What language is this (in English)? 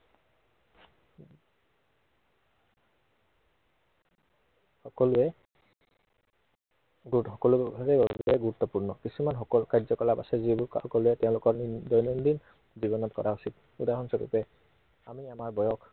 Assamese